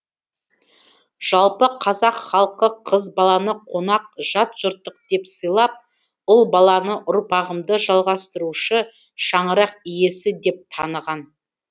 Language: Kazakh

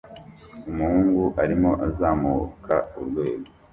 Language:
Kinyarwanda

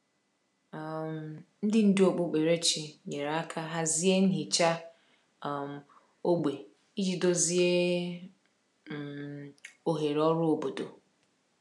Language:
Igbo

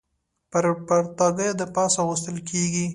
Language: Pashto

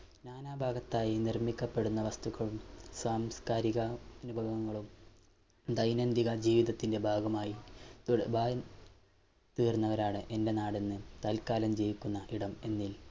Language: Malayalam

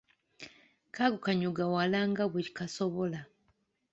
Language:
Ganda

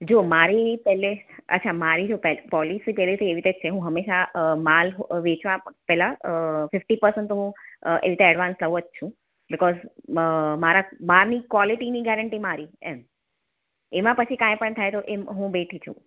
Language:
Gujarati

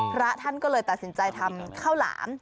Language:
Thai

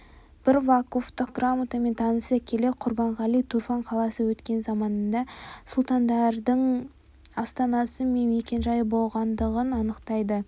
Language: Kazakh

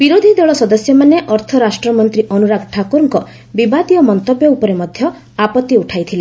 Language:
Odia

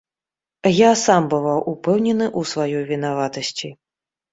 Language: Belarusian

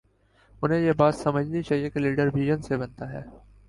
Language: Urdu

